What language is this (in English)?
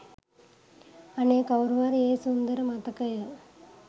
Sinhala